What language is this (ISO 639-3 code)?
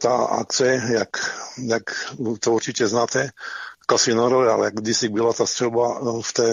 ces